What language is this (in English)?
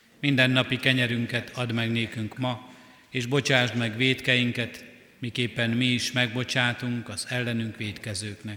Hungarian